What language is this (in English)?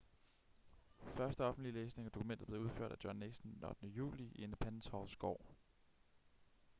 Danish